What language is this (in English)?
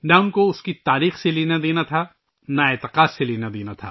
Urdu